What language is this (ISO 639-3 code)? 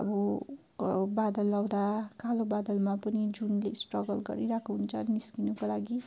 nep